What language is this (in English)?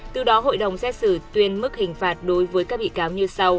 Vietnamese